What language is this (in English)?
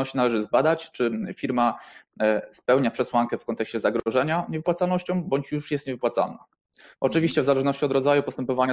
Polish